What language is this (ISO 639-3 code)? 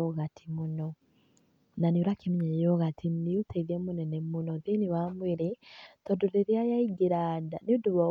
kik